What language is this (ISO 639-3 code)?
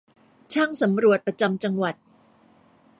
tha